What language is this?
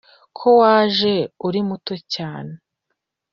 Kinyarwanda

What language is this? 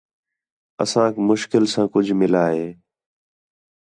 Khetrani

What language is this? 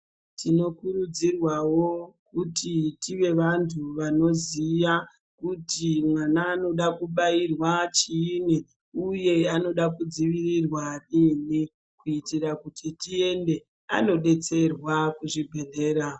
Ndau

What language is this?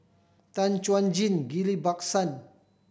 English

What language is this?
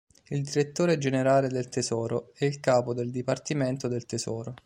Italian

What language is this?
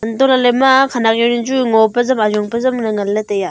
Wancho Naga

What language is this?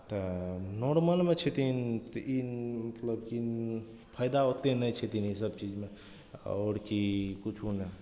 Maithili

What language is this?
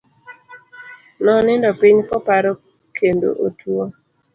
Luo (Kenya and Tanzania)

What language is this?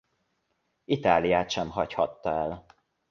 Hungarian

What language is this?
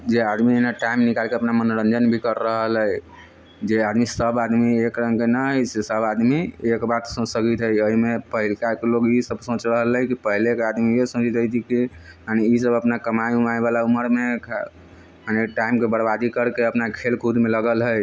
Maithili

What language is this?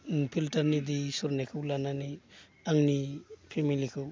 Bodo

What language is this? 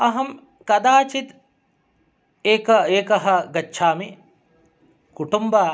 Sanskrit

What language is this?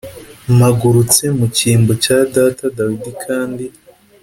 Kinyarwanda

